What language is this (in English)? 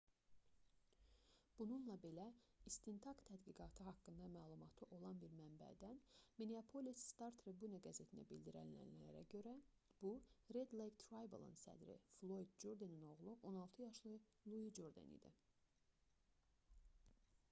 Azerbaijani